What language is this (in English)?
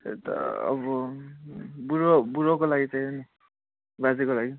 Nepali